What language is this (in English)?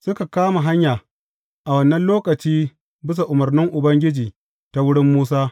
Hausa